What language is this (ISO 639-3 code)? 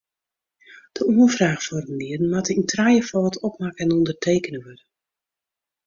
fry